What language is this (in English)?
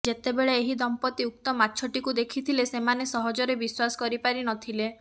Odia